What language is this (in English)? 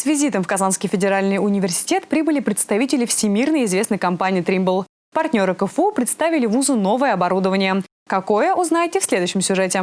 Russian